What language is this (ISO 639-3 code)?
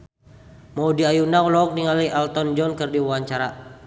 sun